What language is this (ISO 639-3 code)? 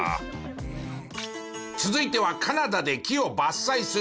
jpn